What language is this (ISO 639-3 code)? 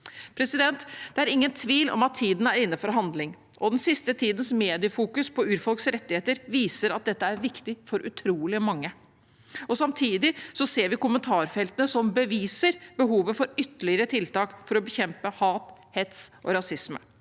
nor